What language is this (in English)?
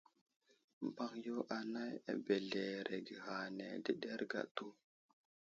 Wuzlam